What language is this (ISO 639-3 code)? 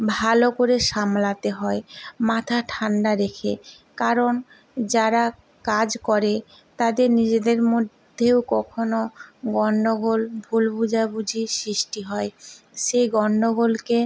ben